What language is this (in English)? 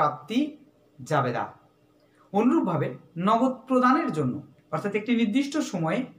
Hindi